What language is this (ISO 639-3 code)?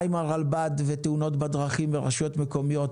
heb